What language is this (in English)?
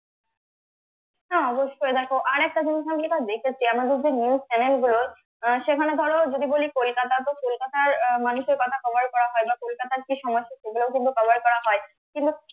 Bangla